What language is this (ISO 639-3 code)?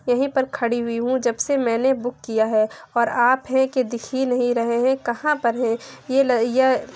urd